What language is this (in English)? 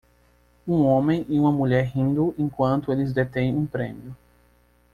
Portuguese